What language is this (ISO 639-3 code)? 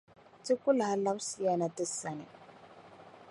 dag